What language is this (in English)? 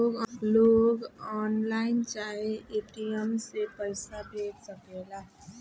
Bhojpuri